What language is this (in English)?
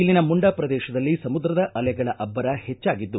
Kannada